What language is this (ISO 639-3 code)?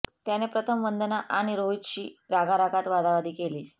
mar